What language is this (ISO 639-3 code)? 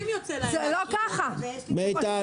heb